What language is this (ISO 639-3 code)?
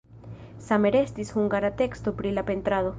epo